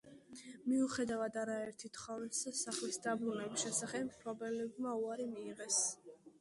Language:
Georgian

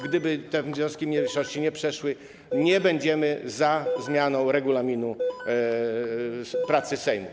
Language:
Polish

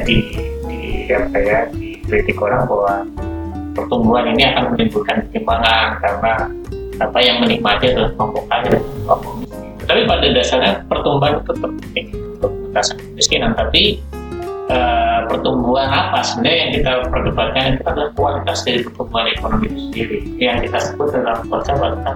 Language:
Indonesian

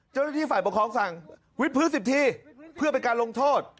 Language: Thai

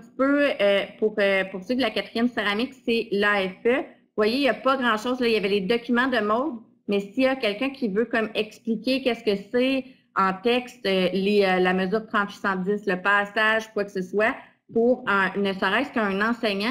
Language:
French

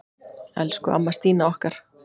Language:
Icelandic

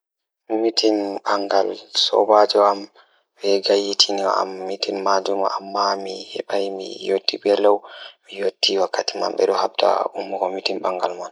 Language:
Fula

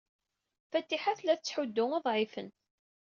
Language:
Kabyle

